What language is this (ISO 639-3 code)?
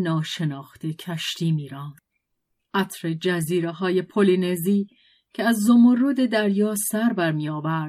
fas